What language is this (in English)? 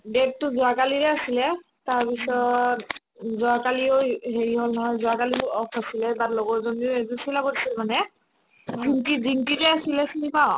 Assamese